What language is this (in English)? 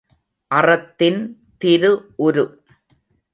Tamil